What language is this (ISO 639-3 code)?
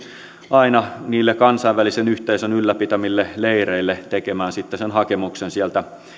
fin